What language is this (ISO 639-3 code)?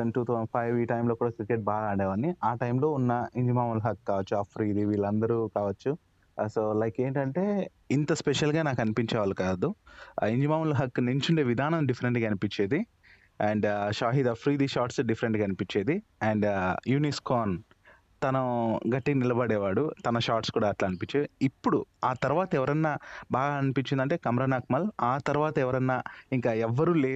tel